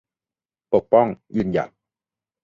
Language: Thai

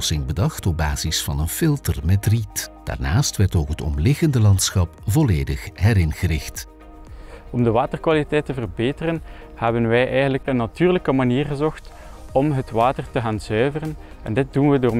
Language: Dutch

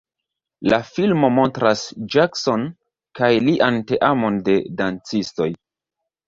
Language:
Esperanto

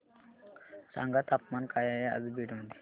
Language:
Marathi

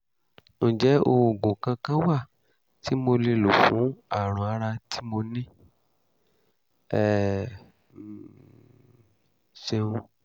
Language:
Yoruba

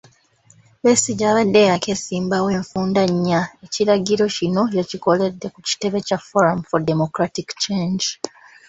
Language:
Ganda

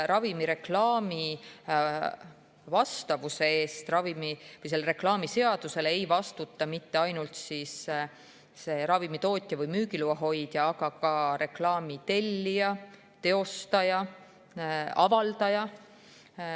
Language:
Estonian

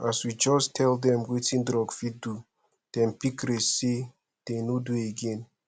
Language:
Nigerian Pidgin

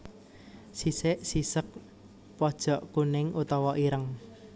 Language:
Javanese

